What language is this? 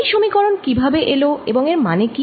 Bangla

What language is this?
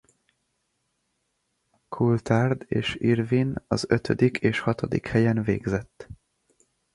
Hungarian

